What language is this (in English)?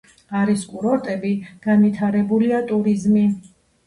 Georgian